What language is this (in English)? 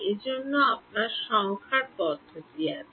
Bangla